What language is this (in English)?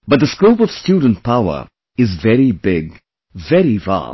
English